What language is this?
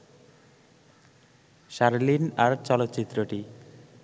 Bangla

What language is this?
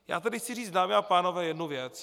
Czech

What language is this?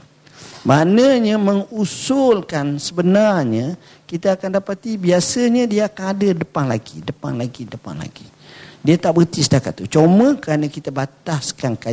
Malay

